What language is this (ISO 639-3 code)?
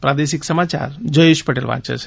guj